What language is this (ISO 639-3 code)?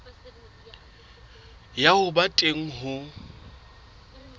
sot